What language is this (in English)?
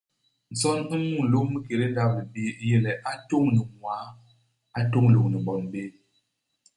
Basaa